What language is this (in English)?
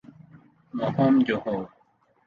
Urdu